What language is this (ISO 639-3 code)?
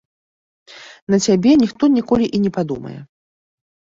bel